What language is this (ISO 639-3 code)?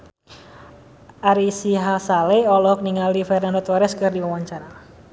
sun